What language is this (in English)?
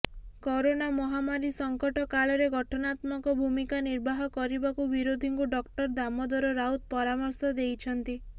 Odia